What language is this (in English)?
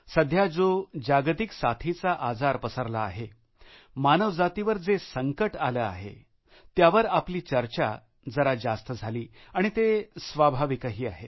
Marathi